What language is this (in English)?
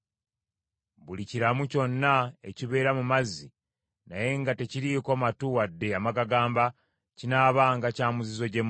Ganda